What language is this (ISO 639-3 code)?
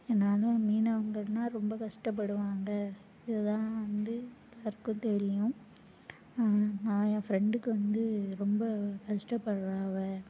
tam